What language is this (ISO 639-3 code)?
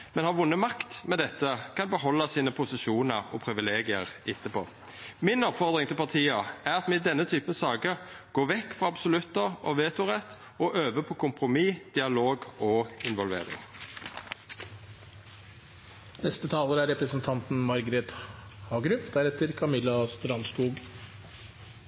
nor